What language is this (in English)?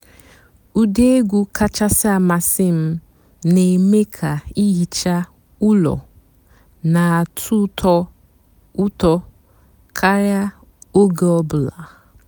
Igbo